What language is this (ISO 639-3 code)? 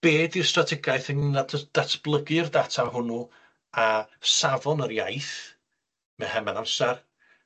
cym